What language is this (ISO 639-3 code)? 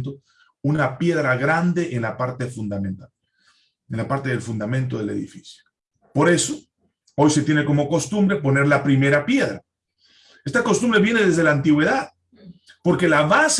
spa